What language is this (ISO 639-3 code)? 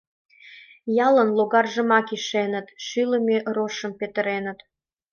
chm